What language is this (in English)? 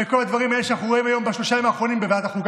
Hebrew